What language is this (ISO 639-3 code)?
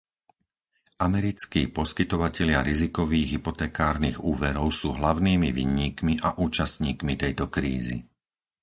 slk